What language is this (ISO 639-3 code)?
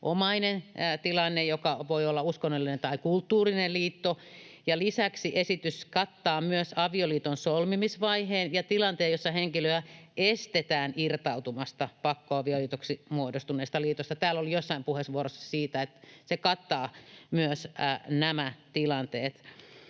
fin